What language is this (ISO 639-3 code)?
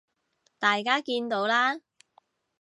yue